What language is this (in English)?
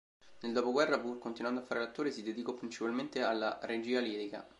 Italian